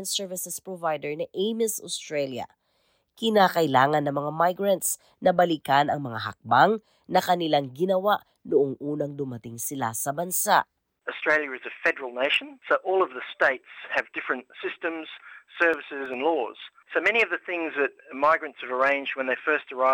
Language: Filipino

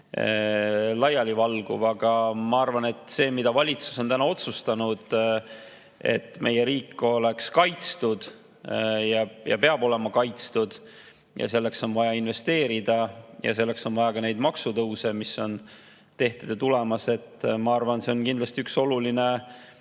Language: Estonian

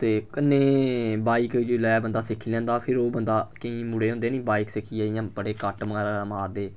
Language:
Dogri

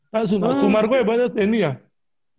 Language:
Indonesian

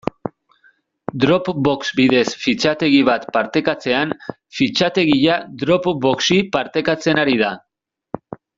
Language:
Basque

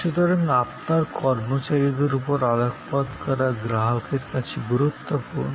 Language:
Bangla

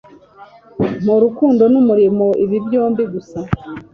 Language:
Kinyarwanda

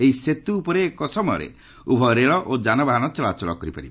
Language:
Odia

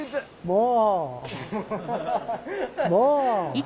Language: Japanese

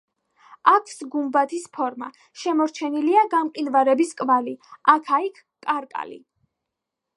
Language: Georgian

